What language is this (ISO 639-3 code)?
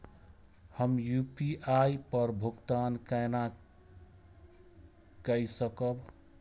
mai